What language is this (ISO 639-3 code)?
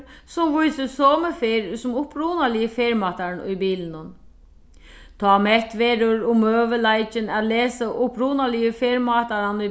fao